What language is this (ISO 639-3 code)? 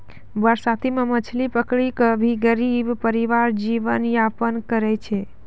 mai